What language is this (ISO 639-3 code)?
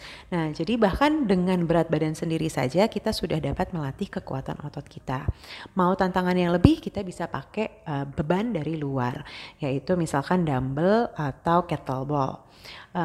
ind